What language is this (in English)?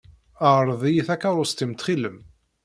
Kabyle